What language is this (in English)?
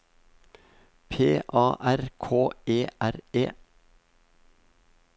Norwegian